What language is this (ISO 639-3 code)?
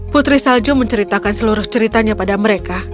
ind